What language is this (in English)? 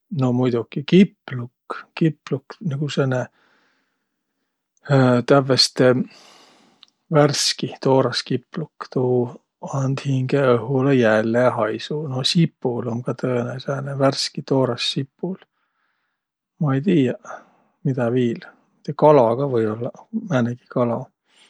Võro